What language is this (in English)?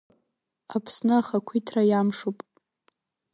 Abkhazian